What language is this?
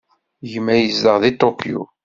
Kabyle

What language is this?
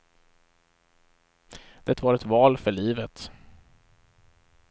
Swedish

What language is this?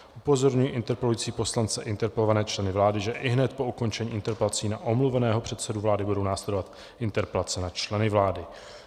Czech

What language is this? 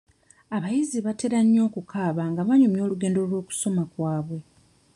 Ganda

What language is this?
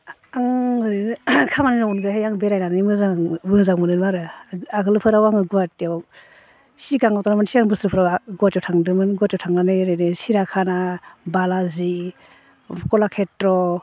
Bodo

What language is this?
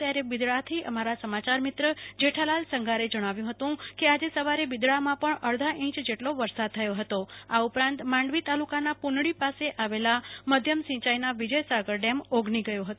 Gujarati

